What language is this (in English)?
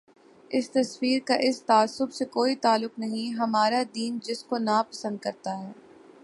Urdu